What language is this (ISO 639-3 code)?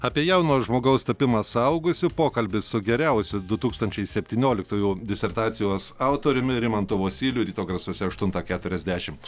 lit